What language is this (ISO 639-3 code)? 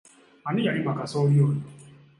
lug